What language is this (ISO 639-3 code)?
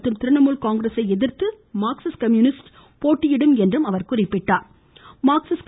tam